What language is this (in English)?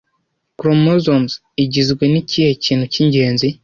Kinyarwanda